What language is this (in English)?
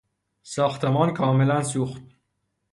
Persian